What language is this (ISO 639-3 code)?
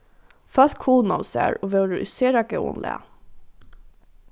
fao